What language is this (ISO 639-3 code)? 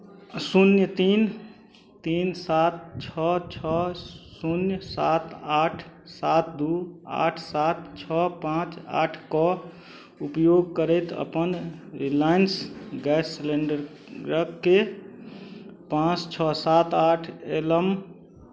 mai